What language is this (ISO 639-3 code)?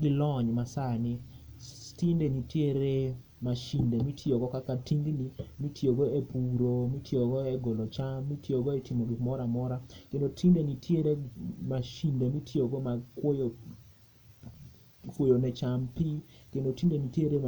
luo